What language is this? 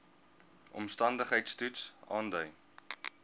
Afrikaans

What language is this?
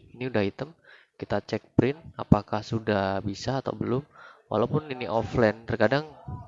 Indonesian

